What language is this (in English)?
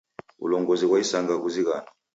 Taita